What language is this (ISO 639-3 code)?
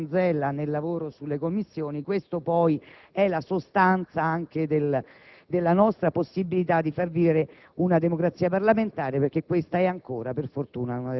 ita